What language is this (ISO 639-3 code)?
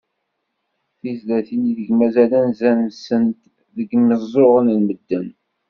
kab